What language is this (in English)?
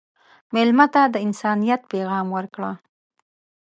Pashto